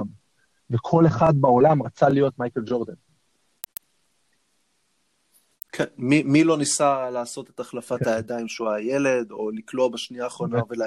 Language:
Hebrew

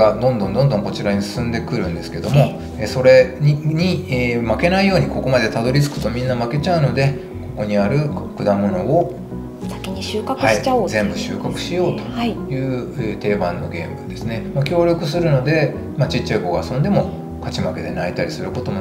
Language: Japanese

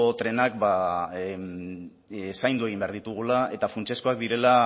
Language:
Basque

